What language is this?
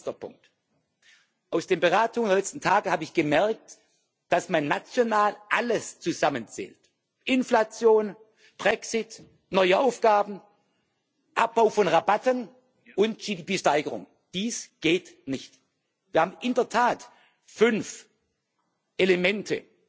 German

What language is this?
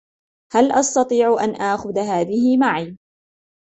Arabic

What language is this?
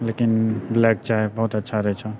Maithili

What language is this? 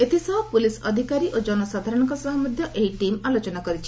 Odia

